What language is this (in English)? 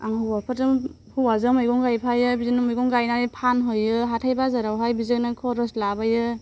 Bodo